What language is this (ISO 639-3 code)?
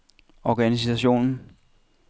dan